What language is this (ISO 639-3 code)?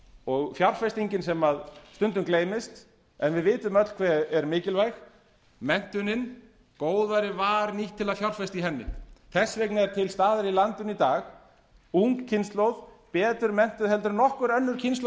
isl